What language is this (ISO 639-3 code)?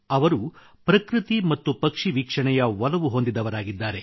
kan